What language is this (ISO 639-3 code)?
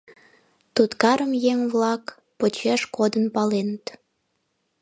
chm